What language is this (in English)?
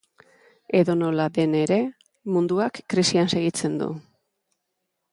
Basque